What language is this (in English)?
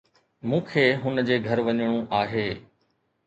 Sindhi